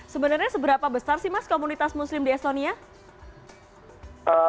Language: Indonesian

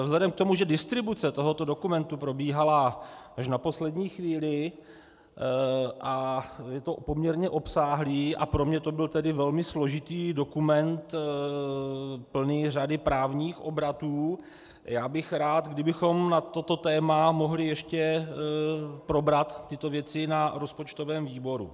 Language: Czech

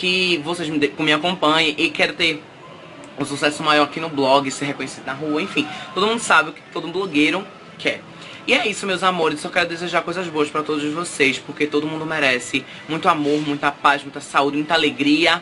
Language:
Portuguese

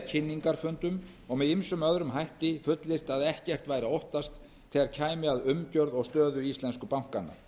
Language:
Icelandic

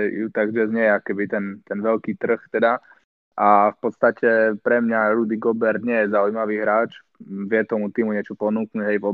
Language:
Slovak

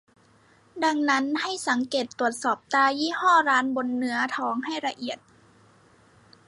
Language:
Thai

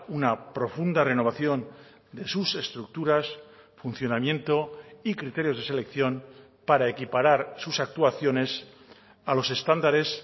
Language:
Spanish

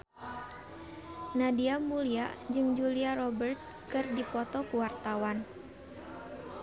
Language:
Sundanese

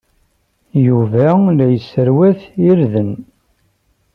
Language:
Kabyle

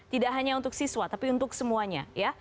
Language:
Indonesian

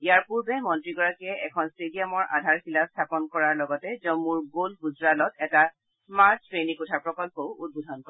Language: Assamese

